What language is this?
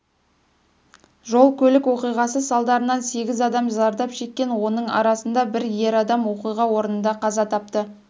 Kazakh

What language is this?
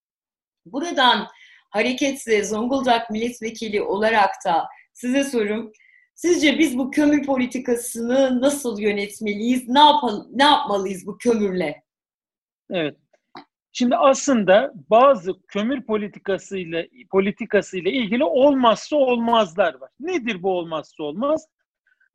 Turkish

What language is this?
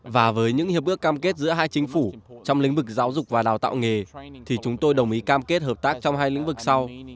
Vietnamese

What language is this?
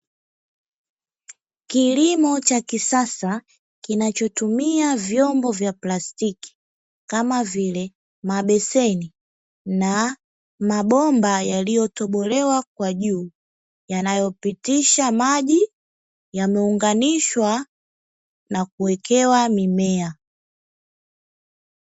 Swahili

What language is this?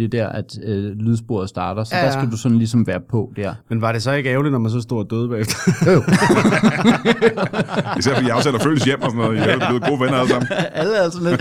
Danish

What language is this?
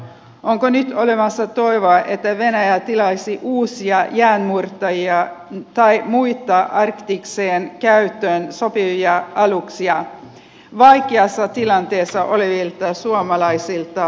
Finnish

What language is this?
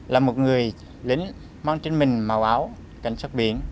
Vietnamese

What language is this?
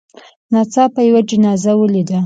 Pashto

